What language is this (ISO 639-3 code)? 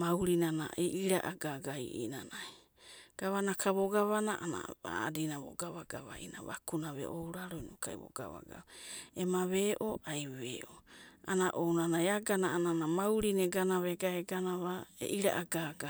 kbt